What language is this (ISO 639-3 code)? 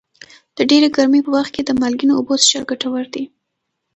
pus